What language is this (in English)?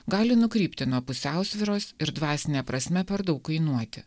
Lithuanian